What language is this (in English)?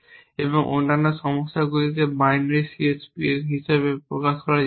Bangla